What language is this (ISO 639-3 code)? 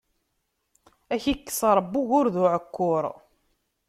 kab